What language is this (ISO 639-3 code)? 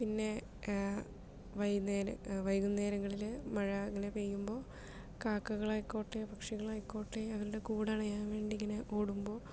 mal